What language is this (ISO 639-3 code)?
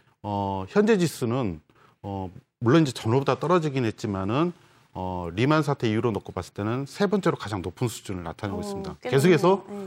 kor